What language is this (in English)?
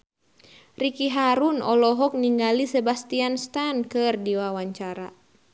Sundanese